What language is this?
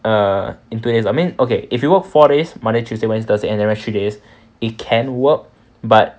English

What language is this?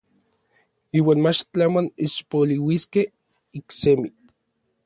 Orizaba Nahuatl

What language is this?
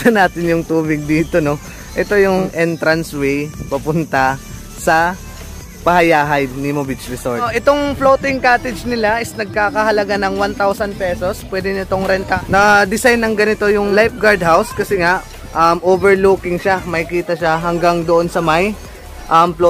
Filipino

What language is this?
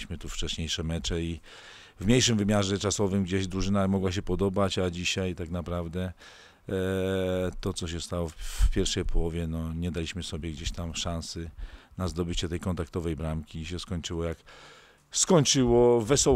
Polish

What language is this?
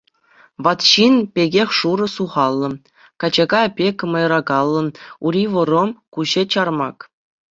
Chuvash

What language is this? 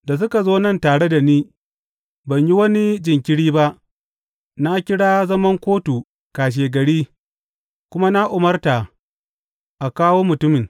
Hausa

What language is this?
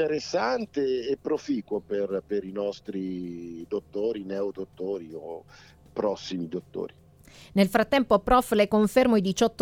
Italian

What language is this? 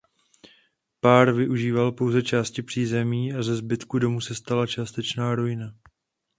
Czech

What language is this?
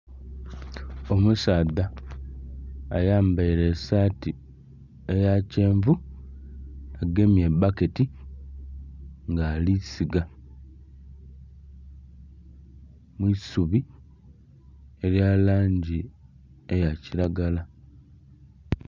Soga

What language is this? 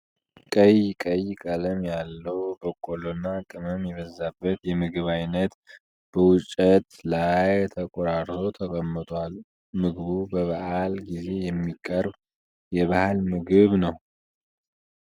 Amharic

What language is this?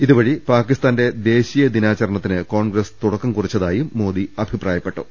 Malayalam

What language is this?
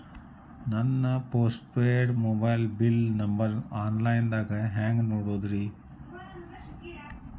Kannada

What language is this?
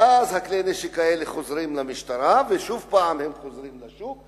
Hebrew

